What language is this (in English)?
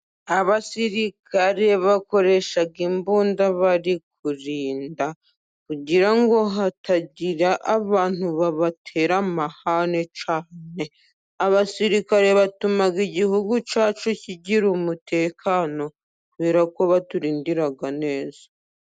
Kinyarwanda